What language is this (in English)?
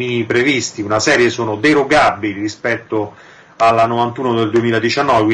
Italian